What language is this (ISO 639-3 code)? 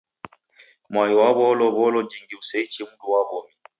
dav